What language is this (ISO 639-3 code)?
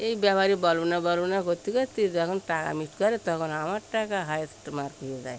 ben